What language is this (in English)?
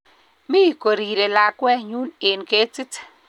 Kalenjin